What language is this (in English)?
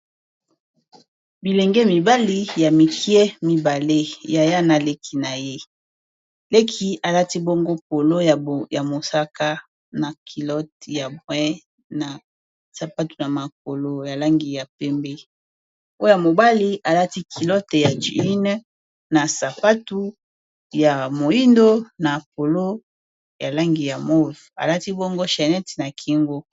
Lingala